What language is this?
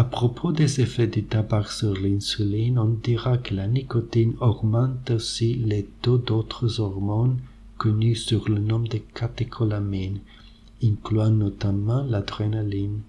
French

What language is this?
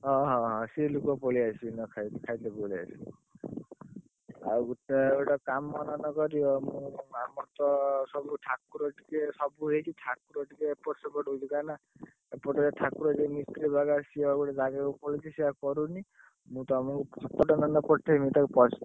Odia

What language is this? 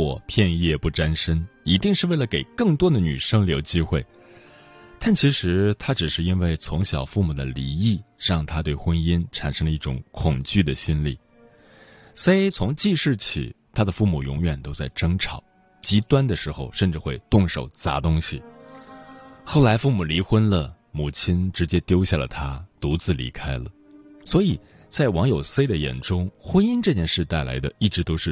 Chinese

